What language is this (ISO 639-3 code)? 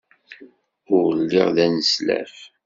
kab